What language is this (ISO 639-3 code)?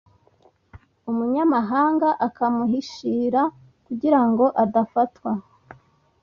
kin